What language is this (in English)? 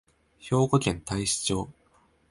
Japanese